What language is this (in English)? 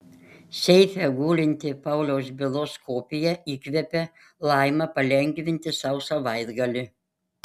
Lithuanian